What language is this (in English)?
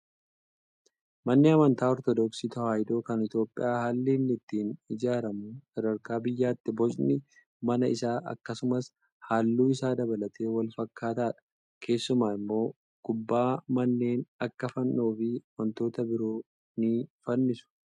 Oromo